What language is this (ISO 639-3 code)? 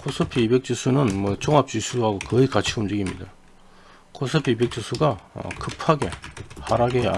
kor